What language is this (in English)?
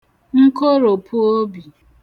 Igbo